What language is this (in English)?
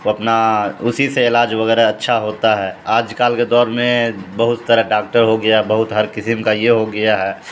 Urdu